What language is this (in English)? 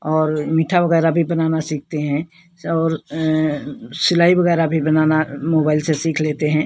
Hindi